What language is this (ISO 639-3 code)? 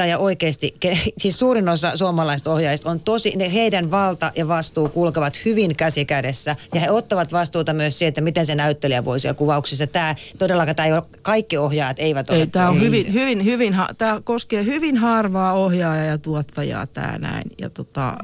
fin